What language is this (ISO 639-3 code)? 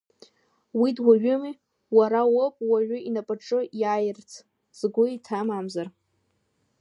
abk